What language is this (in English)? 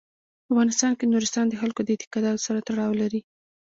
Pashto